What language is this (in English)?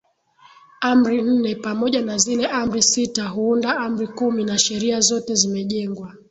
Swahili